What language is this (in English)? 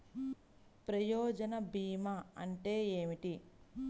Telugu